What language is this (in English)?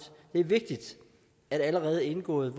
Danish